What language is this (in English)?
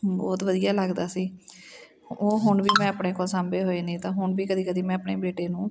Punjabi